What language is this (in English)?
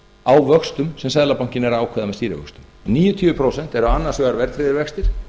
Icelandic